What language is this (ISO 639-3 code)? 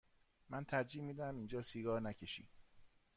fas